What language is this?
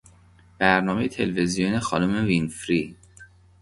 Persian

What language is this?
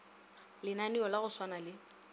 Northern Sotho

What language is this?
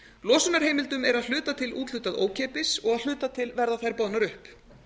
Icelandic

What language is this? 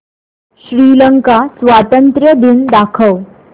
Marathi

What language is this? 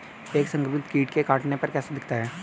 Hindi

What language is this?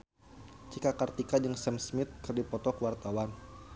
Sundanese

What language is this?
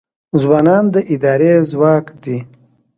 Pashto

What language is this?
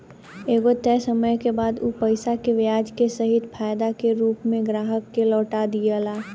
Bhojpuri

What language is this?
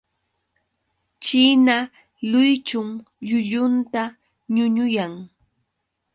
Yauyos Quechua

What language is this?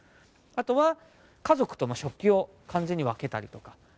Japanese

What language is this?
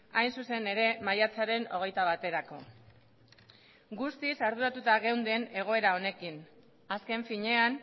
Basque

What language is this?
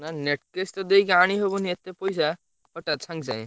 Odia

